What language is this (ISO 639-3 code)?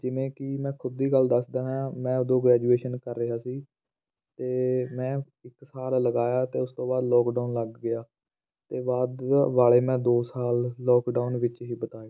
pan